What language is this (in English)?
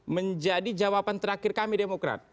Indonesian